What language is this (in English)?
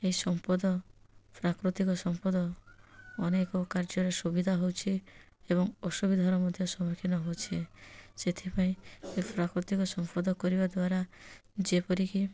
Odia